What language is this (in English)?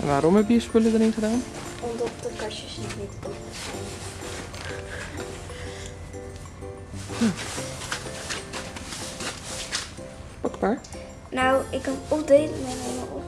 Dutch